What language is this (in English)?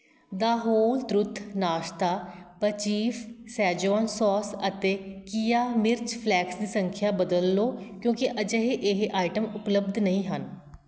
Punjabi